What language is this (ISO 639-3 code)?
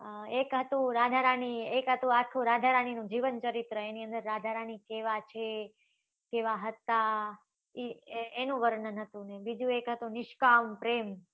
guj